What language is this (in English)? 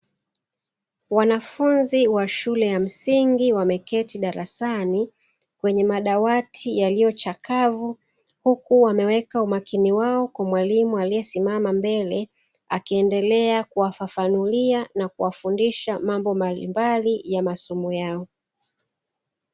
Swahili